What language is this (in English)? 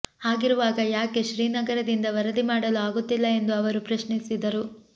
Kannada